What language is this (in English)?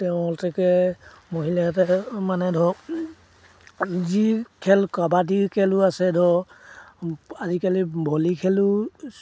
Assamese